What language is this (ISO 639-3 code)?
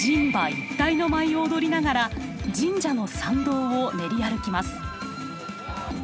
jpn